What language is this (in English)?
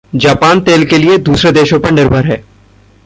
Hindi